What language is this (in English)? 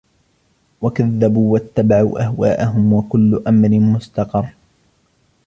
Arabic